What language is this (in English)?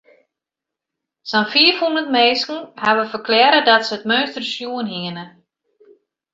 Western Frisian